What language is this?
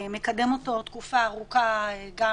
Hebrew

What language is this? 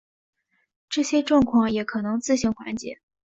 Chinese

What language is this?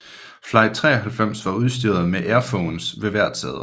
Danish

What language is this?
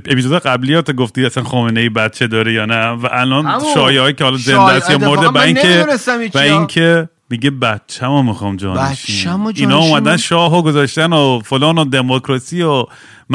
Persian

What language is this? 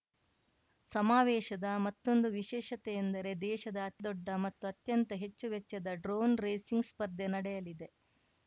Kannada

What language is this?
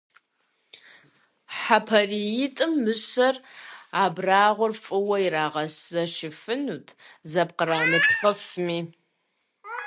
Kabardian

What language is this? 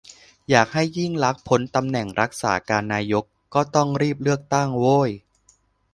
Thai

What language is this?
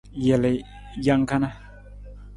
Nawdm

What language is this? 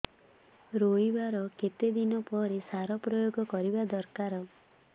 Odia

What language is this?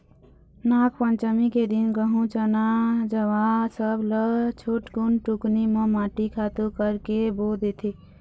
Chhattisgarhi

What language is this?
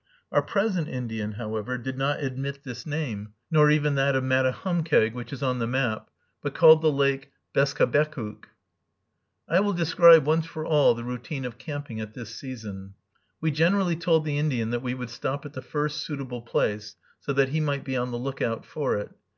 English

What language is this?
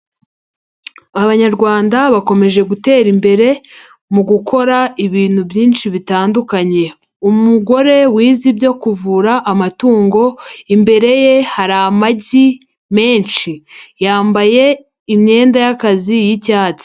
Kinyarwanda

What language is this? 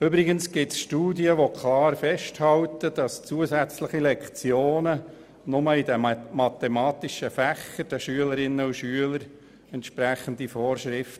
Swiss German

